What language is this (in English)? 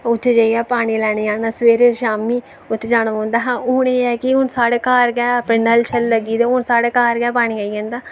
Dogri